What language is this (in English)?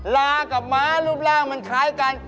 Thai